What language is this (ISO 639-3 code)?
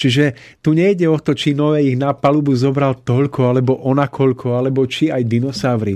slk